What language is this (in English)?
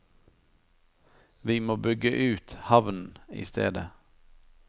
Norwegian